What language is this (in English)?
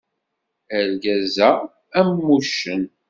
Kabyle